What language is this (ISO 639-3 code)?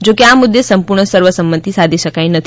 guj